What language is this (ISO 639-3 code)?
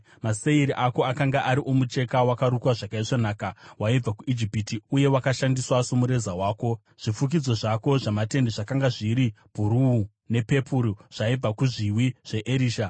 sna